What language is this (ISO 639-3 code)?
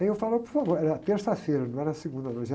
por